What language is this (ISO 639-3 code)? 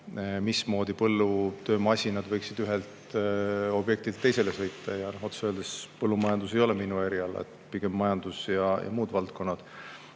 est